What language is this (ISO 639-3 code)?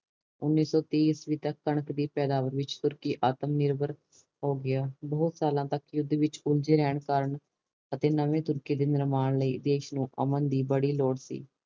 pan